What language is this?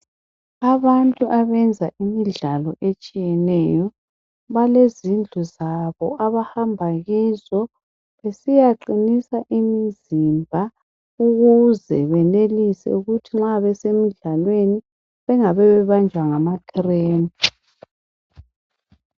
North Ndebele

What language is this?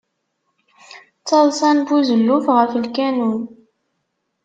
Kabyle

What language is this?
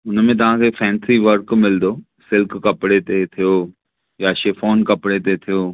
Sindhi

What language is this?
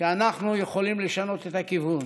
Hebrew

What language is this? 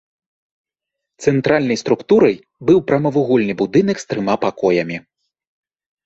Belarusian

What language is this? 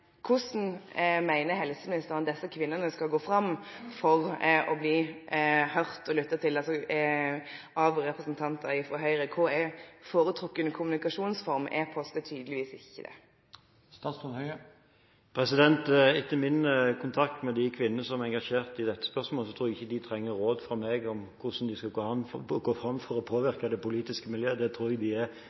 Norwegian Bokmål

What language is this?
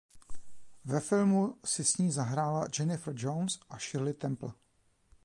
Czech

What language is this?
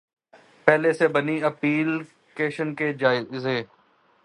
Urdu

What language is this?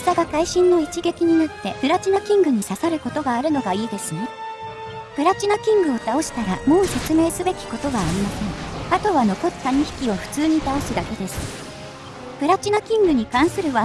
Japanese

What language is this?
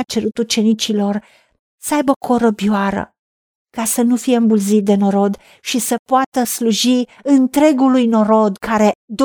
Romanian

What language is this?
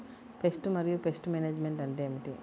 Telugu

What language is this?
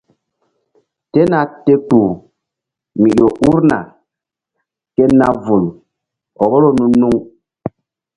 Mbum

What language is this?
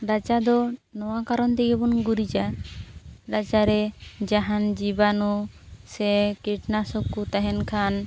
Santali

